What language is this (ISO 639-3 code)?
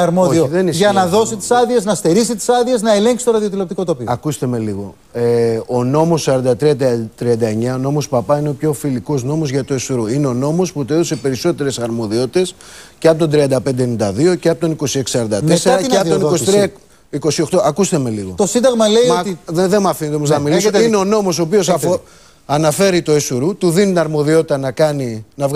ell